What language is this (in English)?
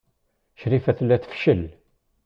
Kabyle